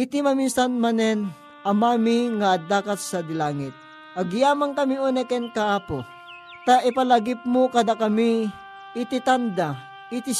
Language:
Filipino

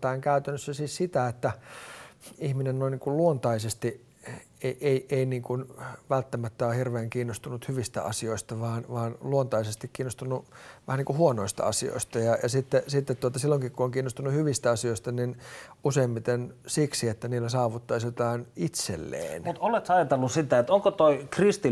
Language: Finnish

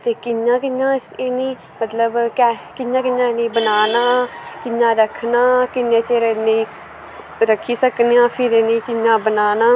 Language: Dogri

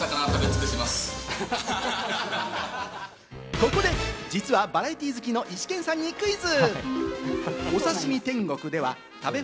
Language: Japanese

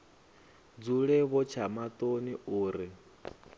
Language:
Venda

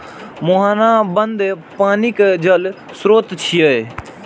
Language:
Maithili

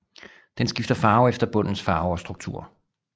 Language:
Danish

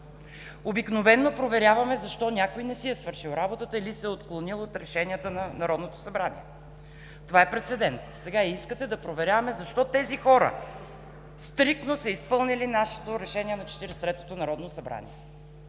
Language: Bulgarian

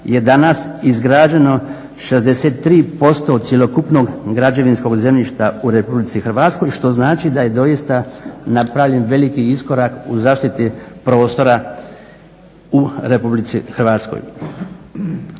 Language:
Croatian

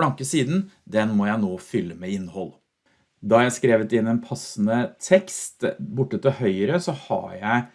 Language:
Norwegian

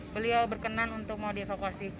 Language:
Indonesian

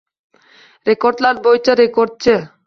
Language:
Uzbek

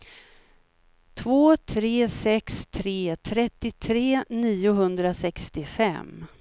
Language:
Swedish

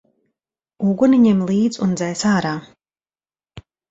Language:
Latvian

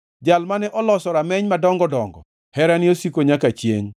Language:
Luo (Kenya and Tanzania)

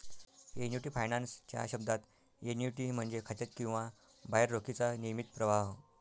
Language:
Marathi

